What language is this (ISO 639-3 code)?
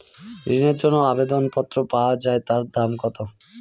ben